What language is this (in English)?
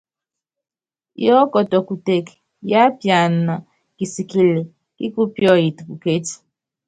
Yangben